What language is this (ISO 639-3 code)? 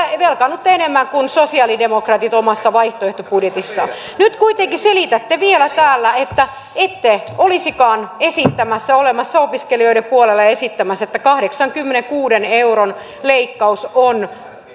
fin